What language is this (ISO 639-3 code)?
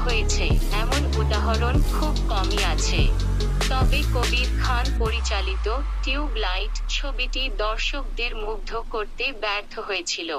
ron